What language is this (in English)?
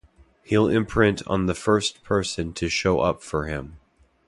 English